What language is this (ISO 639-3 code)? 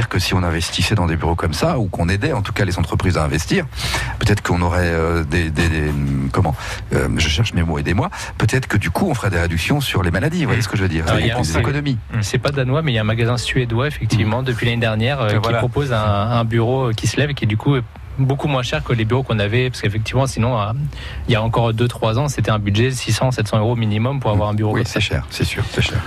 fra